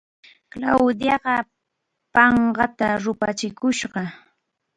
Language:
Arequipa-La Unión Quechua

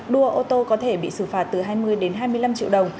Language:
Vietnamese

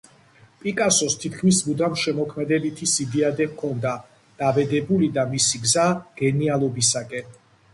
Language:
Georgian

